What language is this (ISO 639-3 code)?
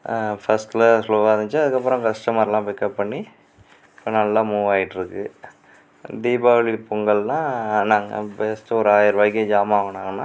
tam